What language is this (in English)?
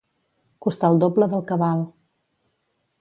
Catalan